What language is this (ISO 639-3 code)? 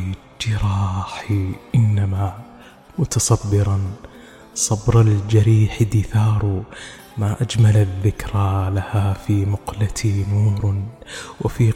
ara